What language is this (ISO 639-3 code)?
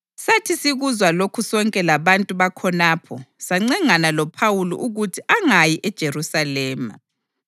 nde